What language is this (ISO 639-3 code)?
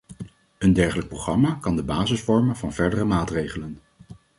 nld